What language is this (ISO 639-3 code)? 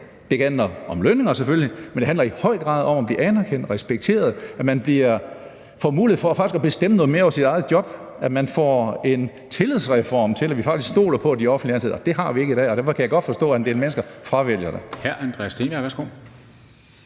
dan